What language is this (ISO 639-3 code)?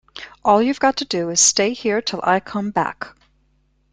eng